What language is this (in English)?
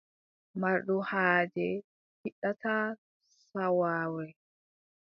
Adamawa Fulfulde